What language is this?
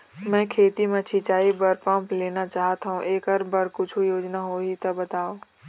Chhattisgarhi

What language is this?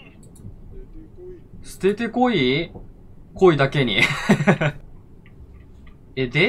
Japanese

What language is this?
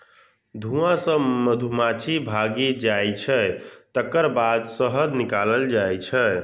Maithili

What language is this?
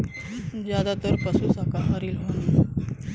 Bhojpuri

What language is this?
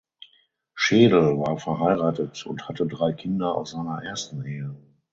German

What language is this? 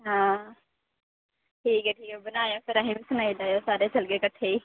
Dogri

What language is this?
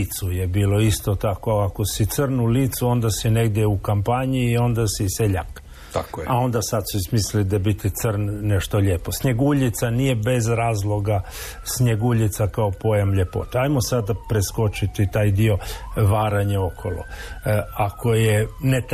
Croatian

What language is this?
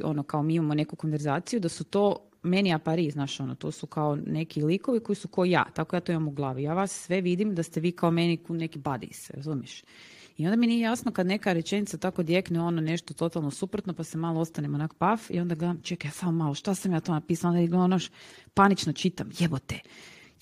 Croatian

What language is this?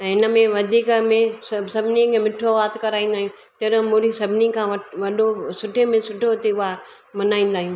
Sindhi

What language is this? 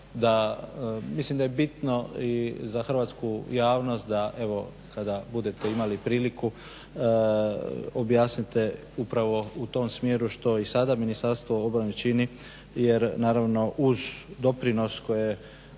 Croatian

